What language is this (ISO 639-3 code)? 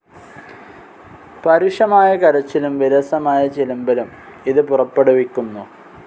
mal